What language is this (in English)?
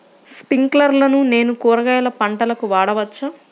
Telugu